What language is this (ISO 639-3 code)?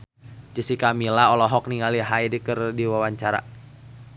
sun